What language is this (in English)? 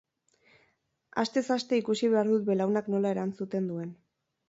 Basque